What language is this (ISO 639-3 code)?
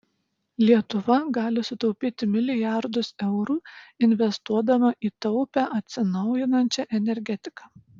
lit